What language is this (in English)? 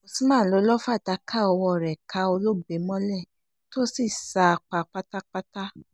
Yoruba